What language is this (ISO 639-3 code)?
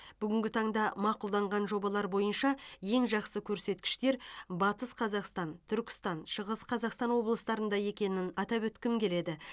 kaz